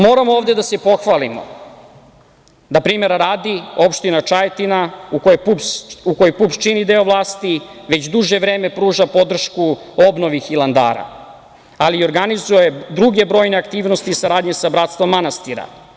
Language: Serbian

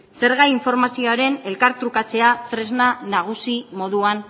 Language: Basque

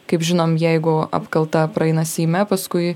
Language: Lithuanian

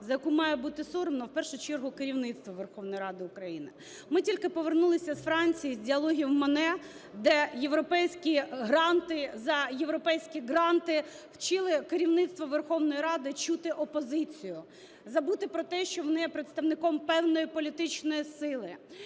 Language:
Ukrainian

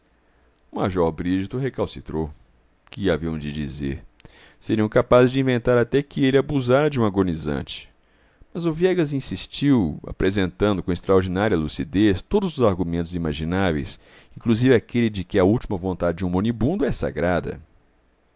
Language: Portuguese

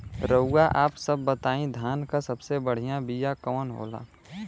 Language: Bhojpuri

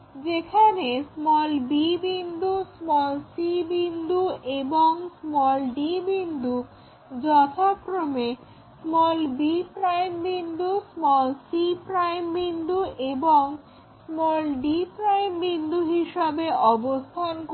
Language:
Bangla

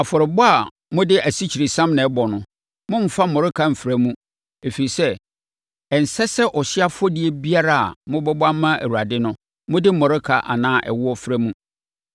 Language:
Akan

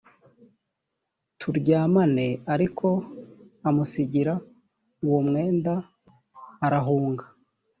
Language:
Kinyarwanda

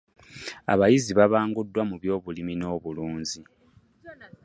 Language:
Ganda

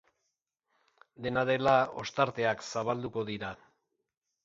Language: Basque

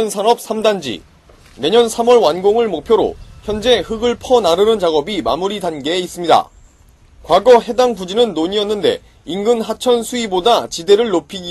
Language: Korean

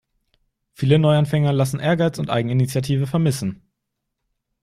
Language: German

